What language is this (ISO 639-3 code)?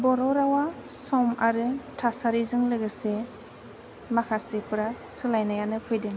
brx